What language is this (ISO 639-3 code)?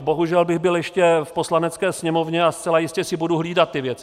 ces